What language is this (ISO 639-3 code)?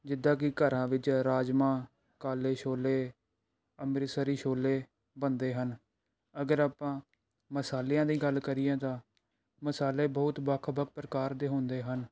pan